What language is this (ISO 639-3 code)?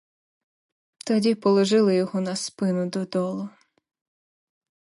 ukr